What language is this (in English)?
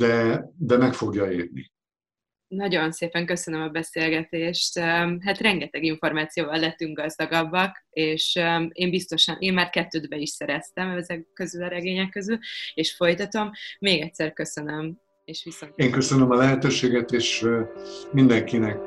Hungarian